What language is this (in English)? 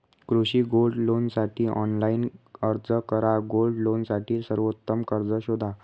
Marathi